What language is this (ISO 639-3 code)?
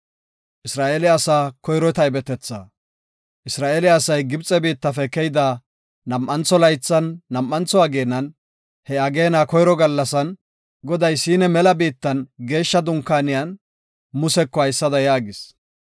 gof